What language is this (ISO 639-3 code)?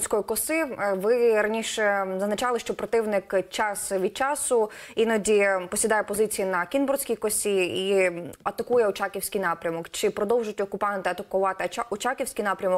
ukr